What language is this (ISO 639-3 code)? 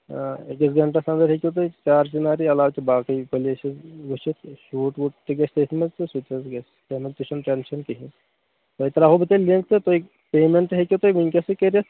kas